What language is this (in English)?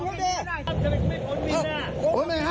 Thai